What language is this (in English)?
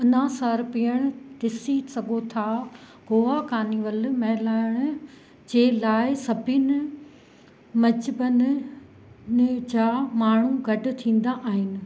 Sindhi